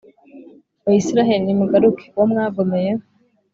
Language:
Kinyarwanda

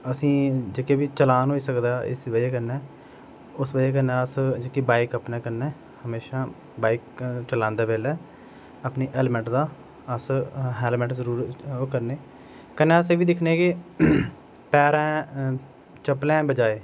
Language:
Dogri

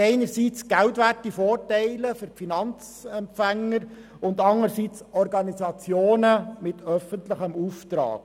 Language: Swiss German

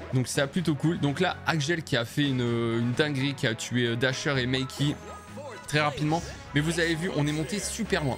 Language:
French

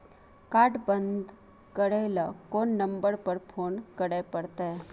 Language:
Maithili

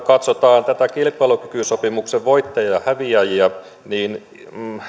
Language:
Finnish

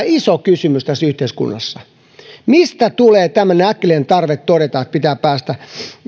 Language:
Finnish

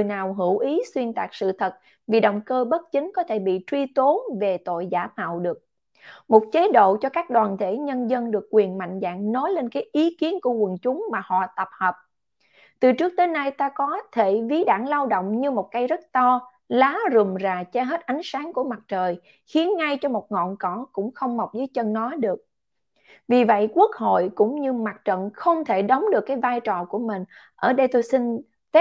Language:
Vietnamese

